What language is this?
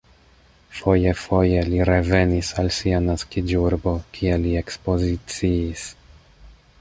Esperanto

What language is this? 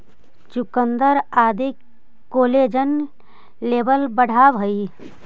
Magahi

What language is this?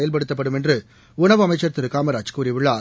Tamil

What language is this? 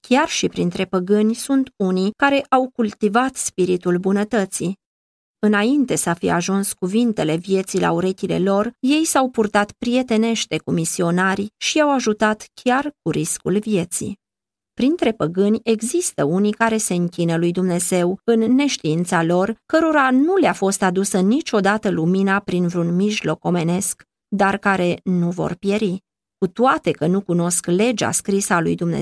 Romanian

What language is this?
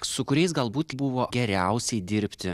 Lithuanian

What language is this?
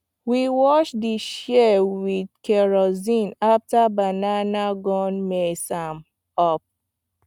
Nigerian Pidgin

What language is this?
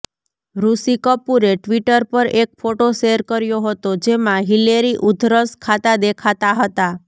Gujarati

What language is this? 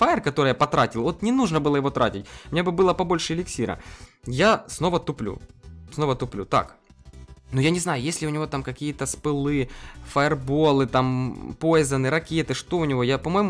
Russian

